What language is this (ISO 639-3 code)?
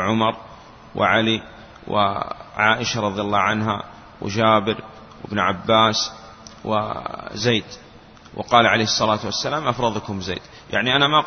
ara